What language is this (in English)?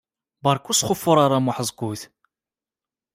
Kabyle